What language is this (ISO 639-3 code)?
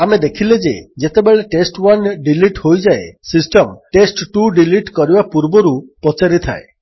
ori